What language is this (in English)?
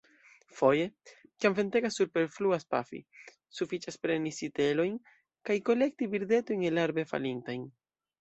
Esperanto